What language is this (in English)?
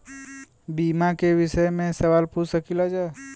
Bhojpuri